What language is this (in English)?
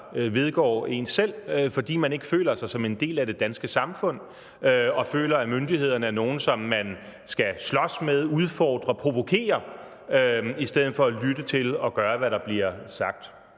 Danish